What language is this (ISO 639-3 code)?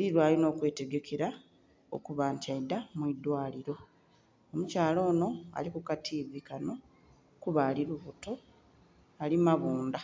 xog